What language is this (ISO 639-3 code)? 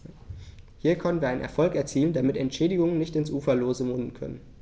deu